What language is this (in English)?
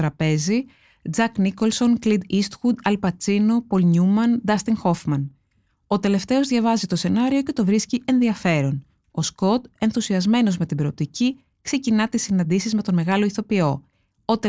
Greek